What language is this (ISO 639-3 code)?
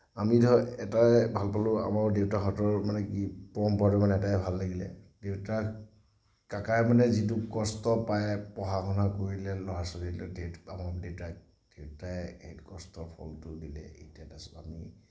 asm